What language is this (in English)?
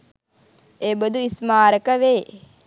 Sinhala